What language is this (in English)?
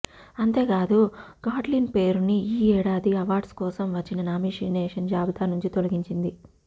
Telugu